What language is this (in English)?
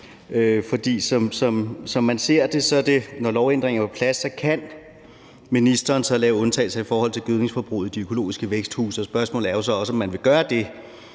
Danish